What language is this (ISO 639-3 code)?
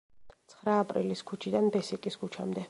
kat